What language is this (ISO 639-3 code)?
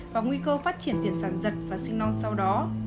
vie